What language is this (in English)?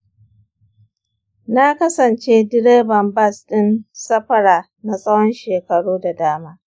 Hausa